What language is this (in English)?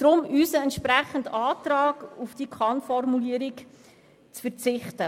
Swiss German